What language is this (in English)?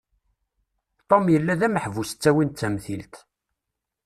Kabyle